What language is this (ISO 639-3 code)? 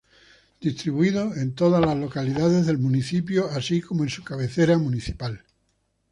spa